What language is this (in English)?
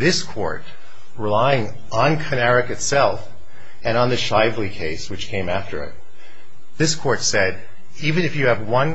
English